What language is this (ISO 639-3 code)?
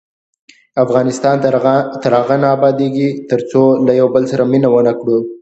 pus